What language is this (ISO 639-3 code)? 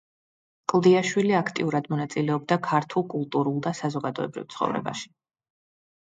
kat